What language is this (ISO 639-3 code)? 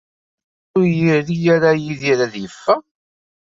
kab